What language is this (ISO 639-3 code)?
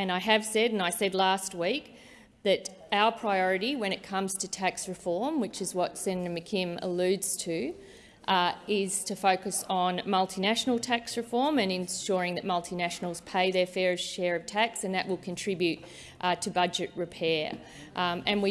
eng